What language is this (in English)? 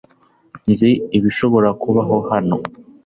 Kinyarwanda